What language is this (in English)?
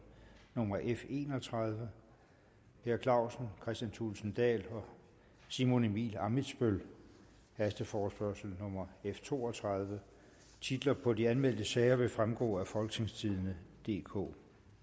Danish